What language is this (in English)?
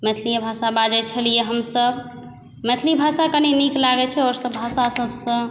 Maithili